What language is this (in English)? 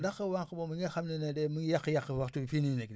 Wolof